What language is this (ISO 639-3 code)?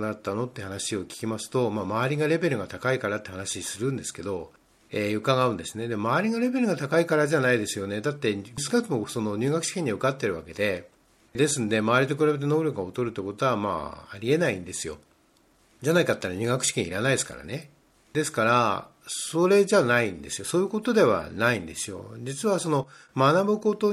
jpn